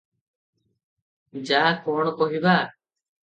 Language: Odia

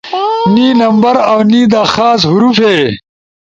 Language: Ushojo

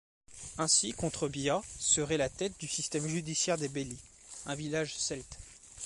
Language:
French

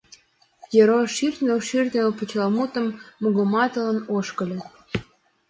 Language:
Mari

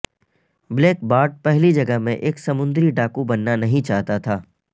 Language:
Urdu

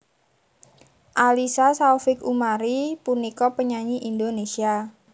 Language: Javanese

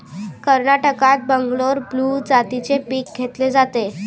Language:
Marathi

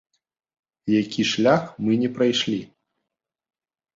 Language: Belarusian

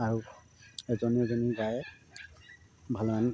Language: Assamese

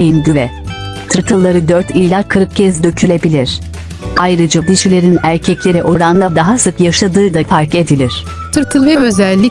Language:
Turkish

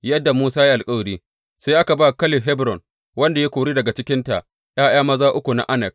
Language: Hausa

